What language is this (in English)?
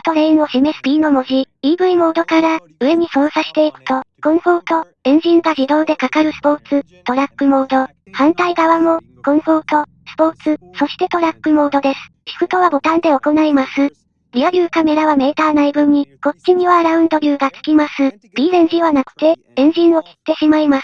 Japanese